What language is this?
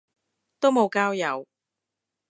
Cantonese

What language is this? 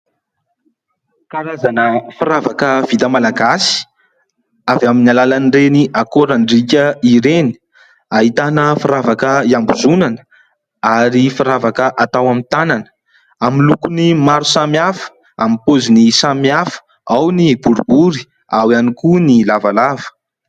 Malagasy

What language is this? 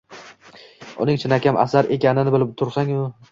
Uzbek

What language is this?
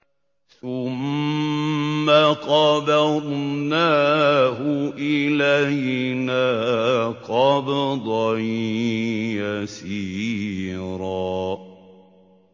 Arabic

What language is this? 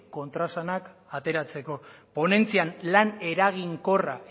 Basque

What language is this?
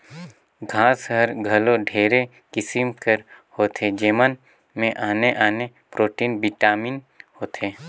Chhattisgarhi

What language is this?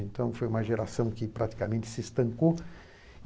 Portuguese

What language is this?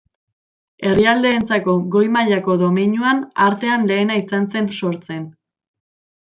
Basque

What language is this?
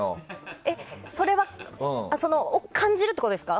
Japanese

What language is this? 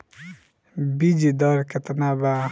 Bhojpuri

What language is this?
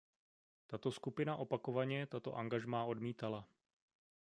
Czech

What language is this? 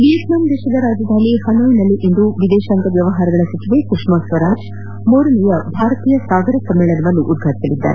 Kannada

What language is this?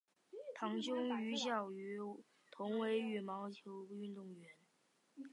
Chinese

